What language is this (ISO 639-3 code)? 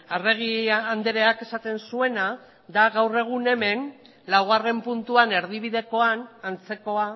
eus